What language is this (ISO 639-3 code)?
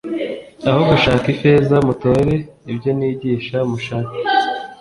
kin